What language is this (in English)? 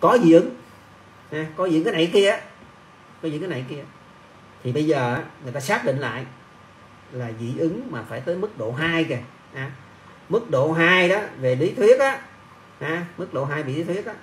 Vietnamese